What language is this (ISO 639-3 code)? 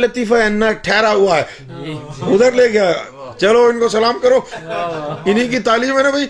urd